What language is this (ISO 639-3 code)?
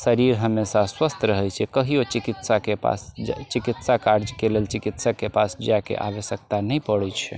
mai